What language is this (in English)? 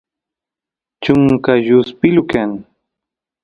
Santiago del Estero Quichua